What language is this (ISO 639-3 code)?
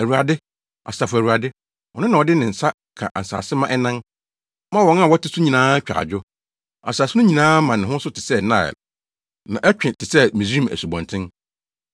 aka